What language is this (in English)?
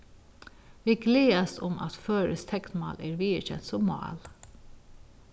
Faroese